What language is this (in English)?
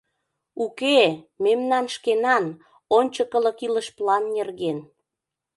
Mari